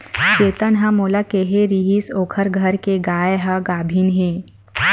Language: Chhattisgarhi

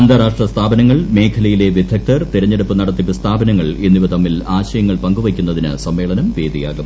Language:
Malayalam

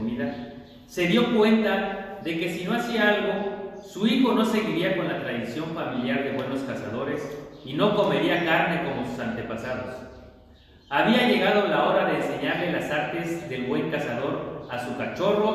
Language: Spanish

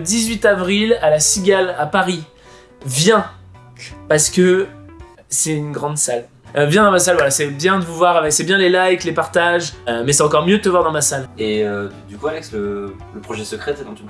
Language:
French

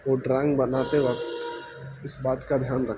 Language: Urdu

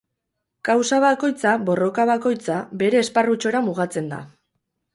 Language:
Basque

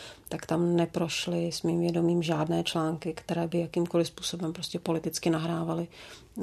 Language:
Czech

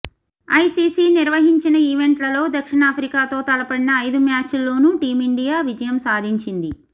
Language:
Telugu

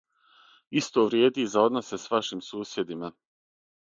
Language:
Serbian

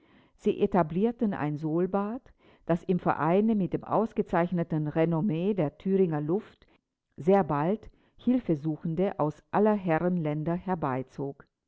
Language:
German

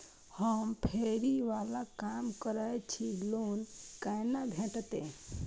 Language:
Maithili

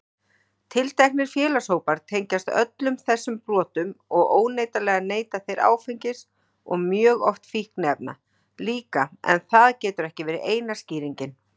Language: Icelandic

